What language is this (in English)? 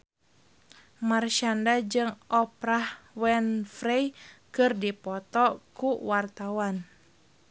Sundanese